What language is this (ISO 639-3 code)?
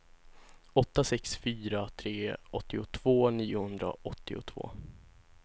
swe